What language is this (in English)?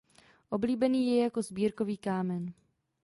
Czech